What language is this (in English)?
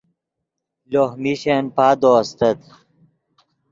Yidgha